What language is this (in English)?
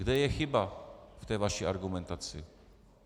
Czech